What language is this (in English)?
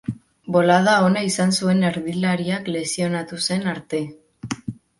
Basque